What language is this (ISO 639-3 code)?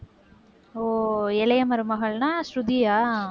tam